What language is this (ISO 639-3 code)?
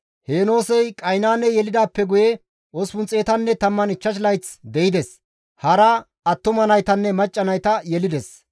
gmv